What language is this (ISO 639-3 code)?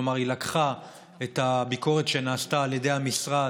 heb